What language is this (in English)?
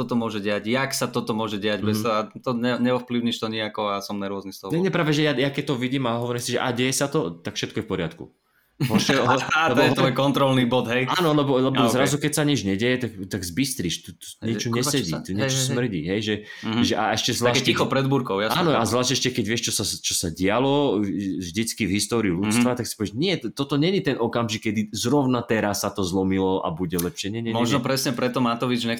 Slovak